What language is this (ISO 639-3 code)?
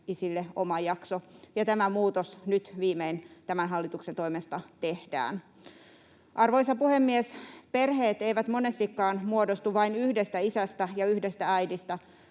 fin